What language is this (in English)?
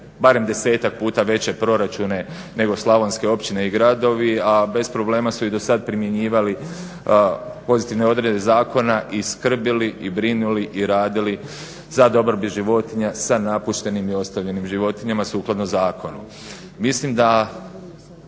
Croatian